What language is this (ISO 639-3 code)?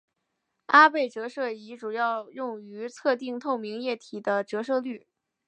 zho